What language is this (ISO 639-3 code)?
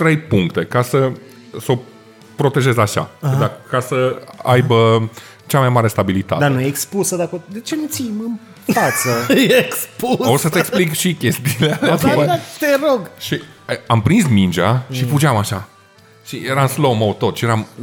ron